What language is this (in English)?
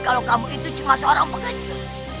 Indonesian